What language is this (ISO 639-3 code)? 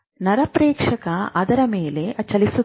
kan